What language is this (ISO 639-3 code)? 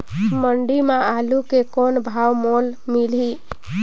hne